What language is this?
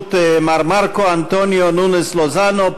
Hebrew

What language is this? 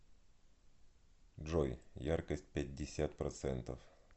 Russian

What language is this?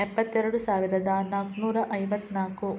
Kannada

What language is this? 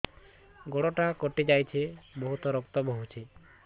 Odia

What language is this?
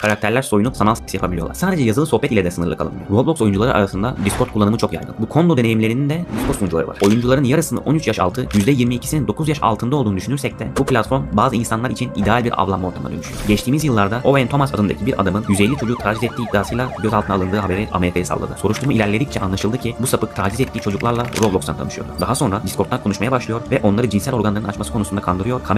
Turkish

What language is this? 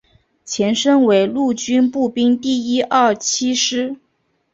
Chinese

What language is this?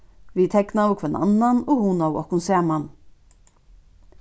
Faroese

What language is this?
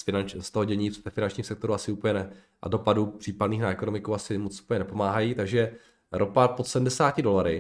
Czech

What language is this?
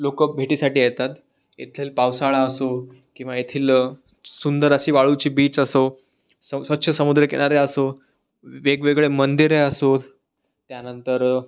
Marathi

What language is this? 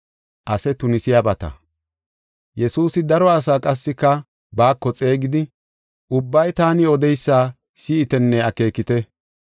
Gofa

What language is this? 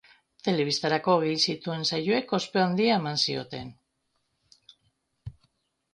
Basque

